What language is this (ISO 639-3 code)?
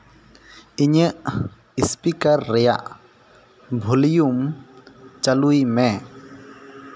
sat